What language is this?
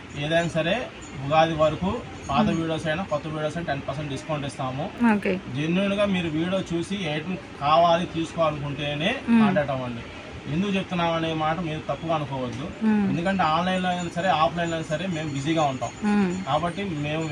Telugu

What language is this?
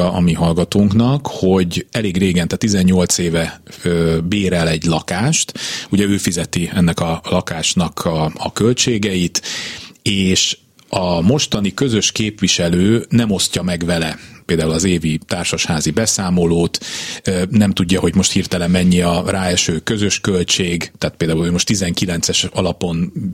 Hungarian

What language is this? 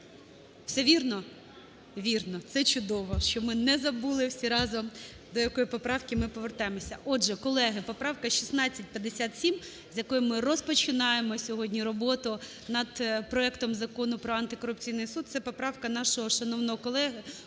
Ukrainian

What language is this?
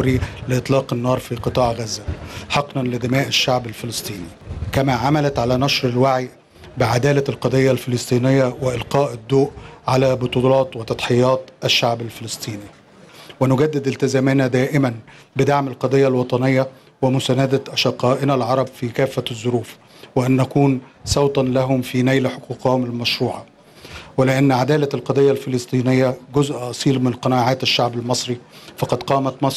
Arabic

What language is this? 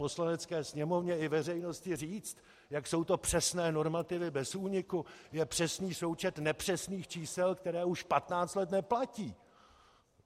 Czech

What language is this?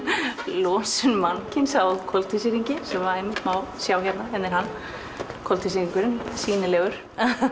Icelandic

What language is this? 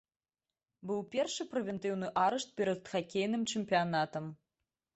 Belarusian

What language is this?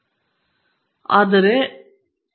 Kannada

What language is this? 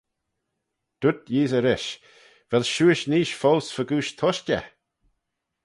Manx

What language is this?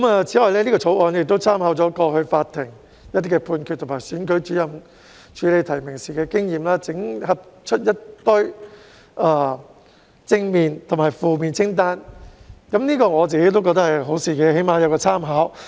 Cantonese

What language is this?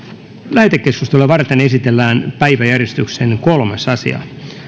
Finnish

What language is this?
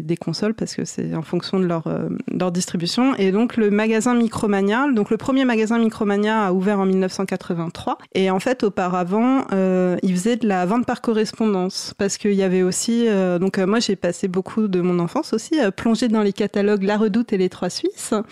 French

